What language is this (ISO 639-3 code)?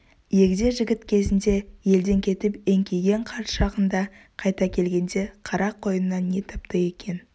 kaz